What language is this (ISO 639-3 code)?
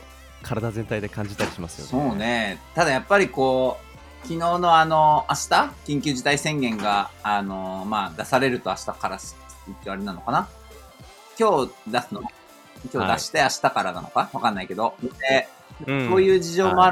jpn